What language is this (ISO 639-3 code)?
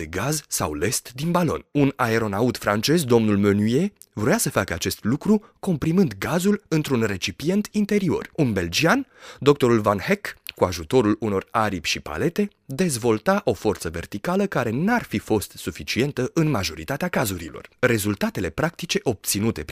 ron